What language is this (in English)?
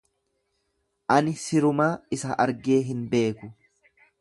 Oromo